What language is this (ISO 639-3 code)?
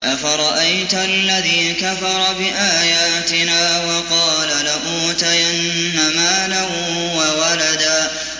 ara